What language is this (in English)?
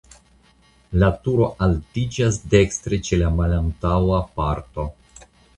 Esperanto